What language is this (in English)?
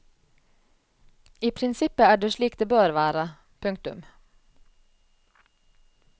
Norwegian